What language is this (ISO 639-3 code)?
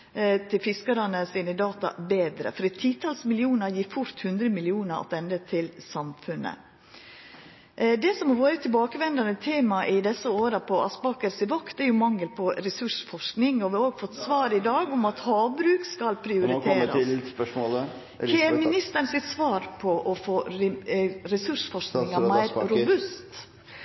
nno